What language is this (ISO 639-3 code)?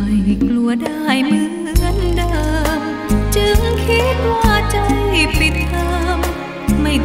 tha